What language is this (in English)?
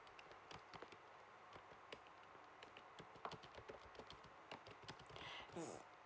English